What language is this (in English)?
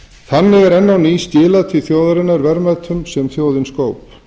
Icelandic